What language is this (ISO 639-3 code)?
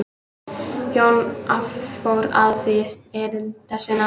isl